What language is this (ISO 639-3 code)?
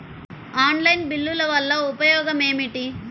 tel